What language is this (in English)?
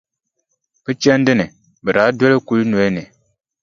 Dagbani